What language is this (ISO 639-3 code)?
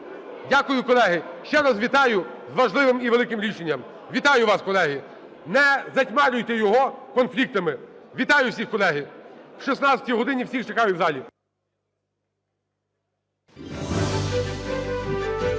ukr